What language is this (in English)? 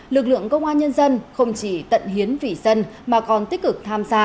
Vietnamese